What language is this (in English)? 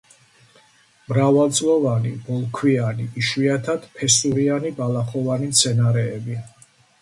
Georgian